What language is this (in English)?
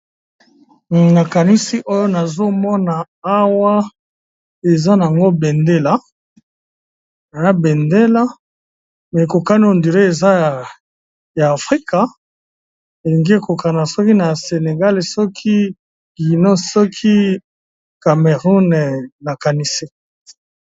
Lingala